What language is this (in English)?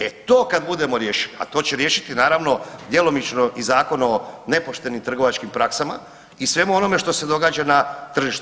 Croatian